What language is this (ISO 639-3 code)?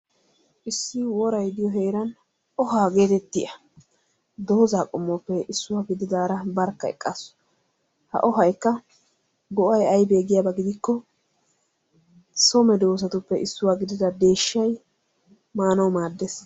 wal